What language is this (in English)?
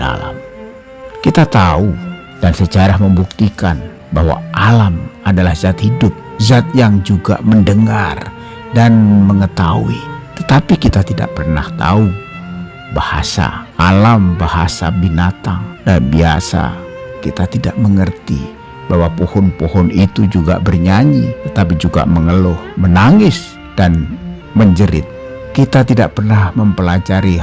Indonesian